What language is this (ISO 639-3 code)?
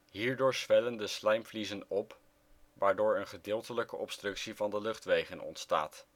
nld